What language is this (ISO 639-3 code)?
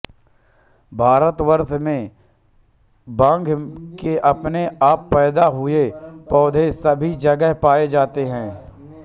hin